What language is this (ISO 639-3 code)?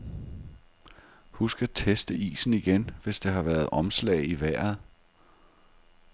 dan